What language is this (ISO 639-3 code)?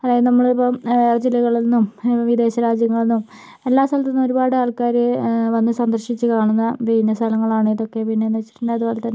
mal